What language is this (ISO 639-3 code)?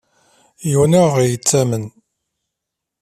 kab